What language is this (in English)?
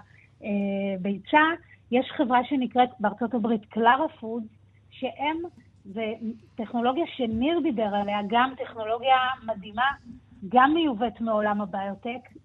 Hebrew